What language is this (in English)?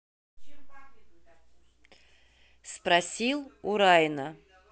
Russian